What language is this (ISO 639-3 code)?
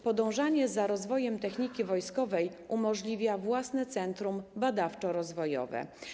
pol